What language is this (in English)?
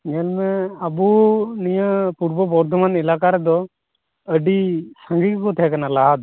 Santali